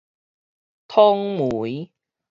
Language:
Min Nan Chinese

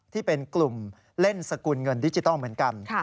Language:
Thai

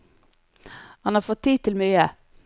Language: Norwegian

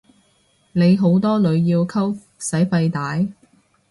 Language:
Cantonese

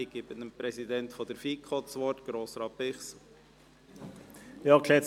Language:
Swiss German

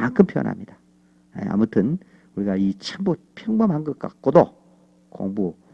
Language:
Korean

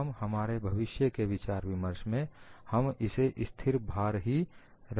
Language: Hindi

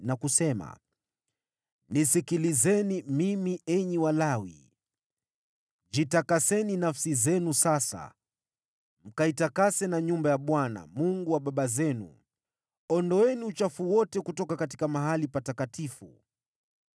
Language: Swahili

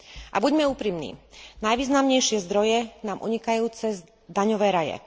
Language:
Slovak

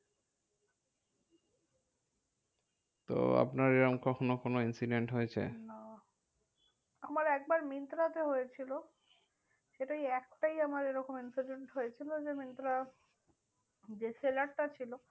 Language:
Bangla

